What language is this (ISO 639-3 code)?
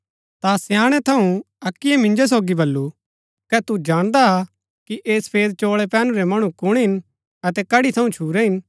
gbk